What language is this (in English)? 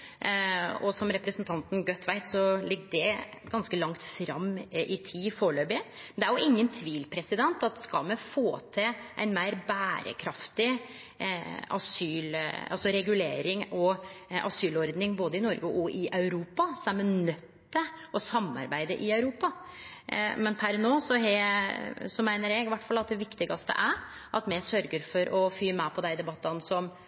Norwegian Nynorsk